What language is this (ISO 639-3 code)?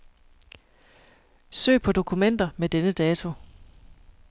dan